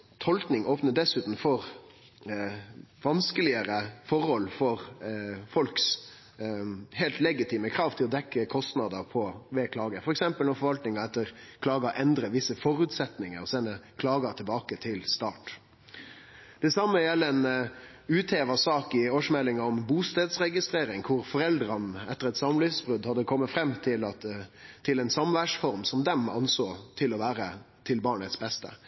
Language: Norwegian Nynorsk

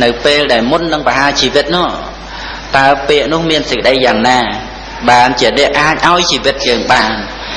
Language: Khmer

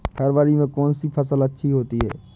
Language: Hindi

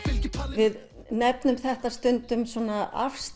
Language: Icelandic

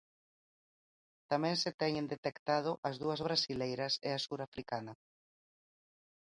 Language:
Galician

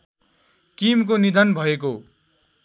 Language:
Nepali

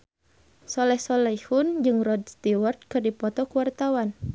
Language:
Sundanese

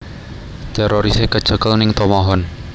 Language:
Javanese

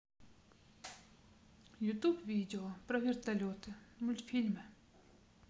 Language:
Russian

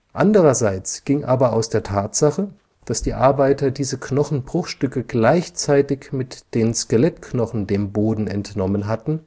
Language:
German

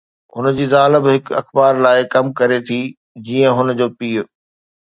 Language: Sindhi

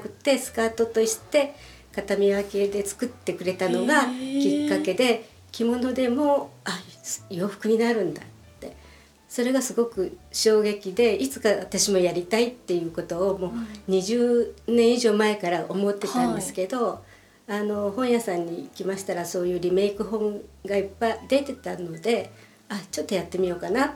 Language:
Japanese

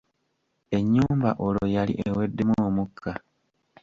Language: Ganda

